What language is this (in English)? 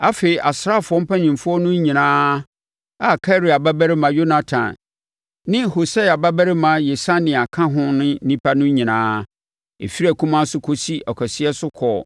Akan